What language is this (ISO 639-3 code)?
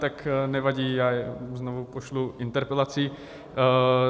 ces